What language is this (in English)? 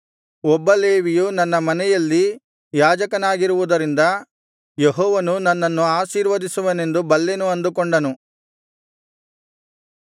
Kannada